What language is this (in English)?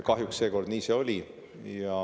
Estonian